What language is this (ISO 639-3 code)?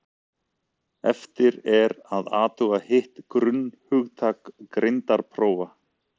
isl